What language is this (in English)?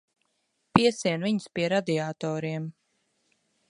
Latvian